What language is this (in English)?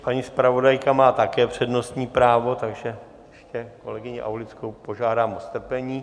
Czech